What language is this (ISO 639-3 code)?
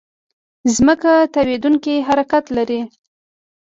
pus